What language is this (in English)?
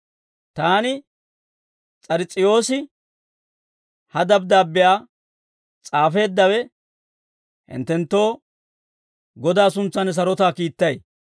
Dawro